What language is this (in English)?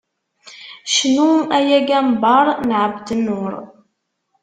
Kabyle